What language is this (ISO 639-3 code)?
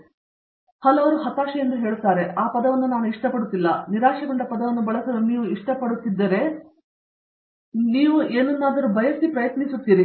kan